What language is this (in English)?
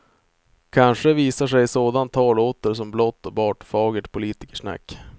Swedish